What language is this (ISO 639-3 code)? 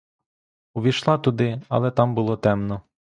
ukr